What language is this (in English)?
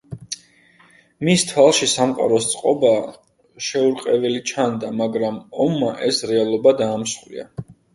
Georgian